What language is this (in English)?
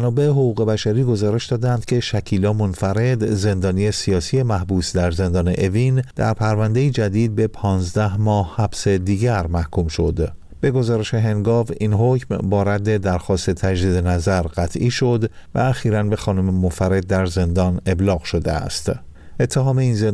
Persian